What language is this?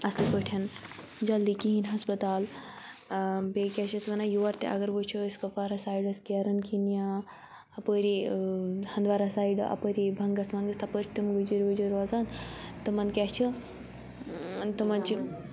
Kashmiri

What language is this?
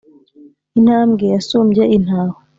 Kinyarwanda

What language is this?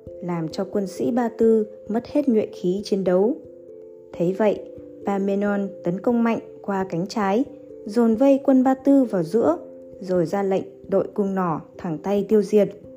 Vietnamese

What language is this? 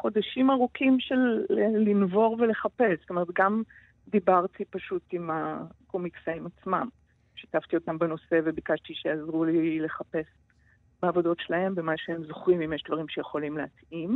Hebrew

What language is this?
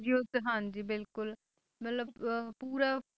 Punjabi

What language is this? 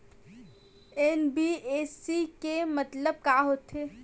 Chhattisgarhi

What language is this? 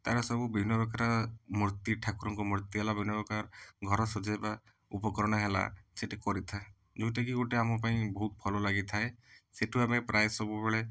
Odia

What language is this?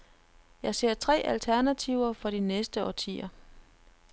Danish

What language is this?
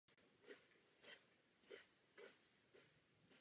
Czech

